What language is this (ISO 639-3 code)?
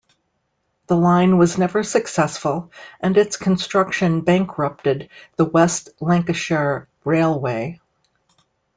eng